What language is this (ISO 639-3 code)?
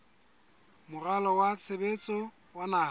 sot